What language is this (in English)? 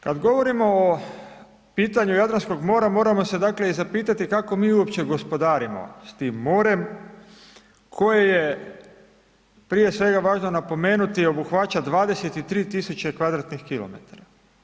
Croatian